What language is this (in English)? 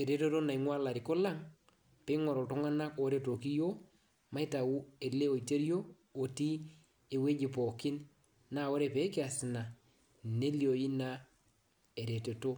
Masai